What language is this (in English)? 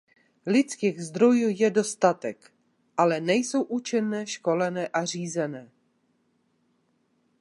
Czech